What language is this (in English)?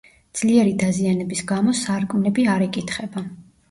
Georgian